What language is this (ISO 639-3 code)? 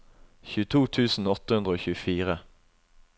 nor